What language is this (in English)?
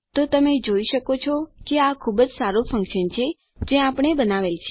Gujarati